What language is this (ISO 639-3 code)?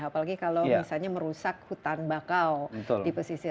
ind